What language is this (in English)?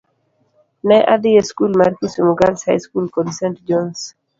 Luo (Kenya and Tanzania)